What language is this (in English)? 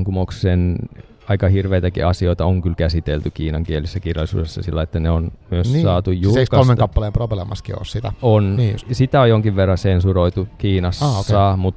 Finnish